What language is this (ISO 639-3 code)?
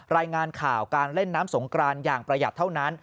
tha